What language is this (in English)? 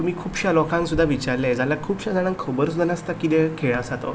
Konkani